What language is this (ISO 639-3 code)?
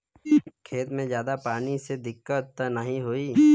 bho